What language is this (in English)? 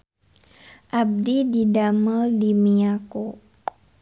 Sundanese